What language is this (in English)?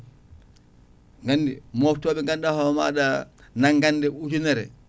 Fula